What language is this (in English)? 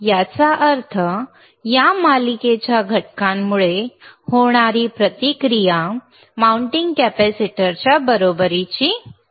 Marathi